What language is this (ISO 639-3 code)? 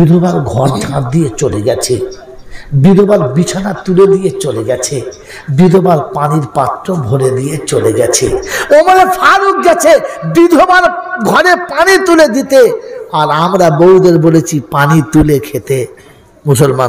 ara